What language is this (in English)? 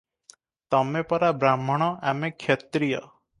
Odia